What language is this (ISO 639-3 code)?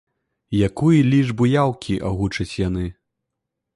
bel